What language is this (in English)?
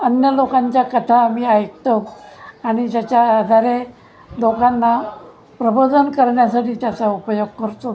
Marathi